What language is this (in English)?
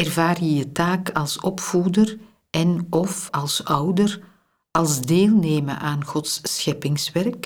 Dutch